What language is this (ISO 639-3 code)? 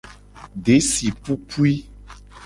gej